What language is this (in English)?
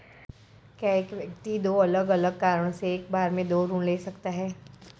Hindi